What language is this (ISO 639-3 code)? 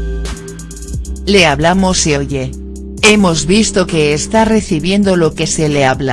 spa